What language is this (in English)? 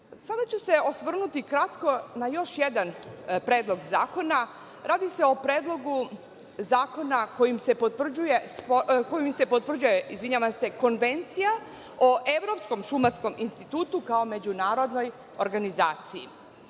Serbian